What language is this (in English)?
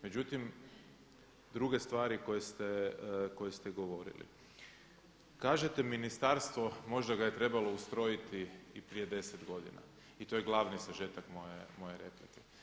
Croatian